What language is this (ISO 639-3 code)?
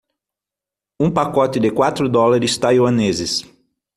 por